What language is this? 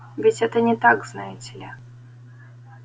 Russian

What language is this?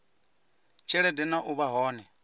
Venda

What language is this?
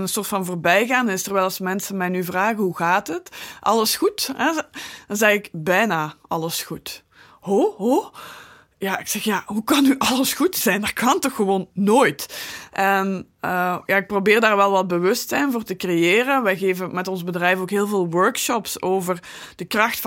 Dutch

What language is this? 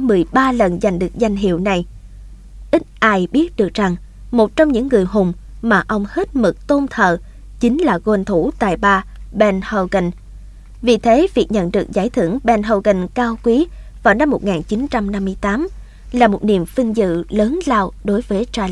Vietnamese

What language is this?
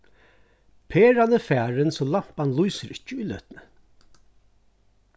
Faroese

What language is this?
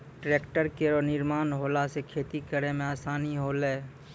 Maithili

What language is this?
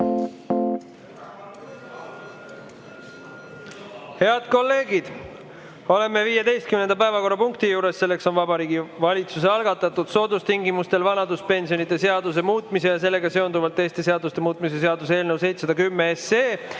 Estonian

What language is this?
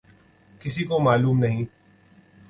Urdu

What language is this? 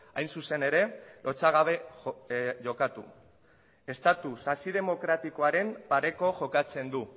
Basque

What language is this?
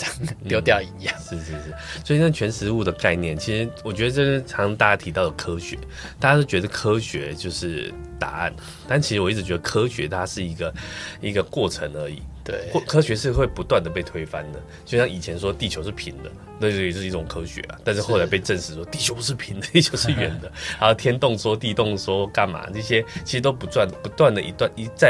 Chinese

